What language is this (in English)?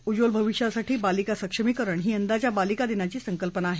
Marathi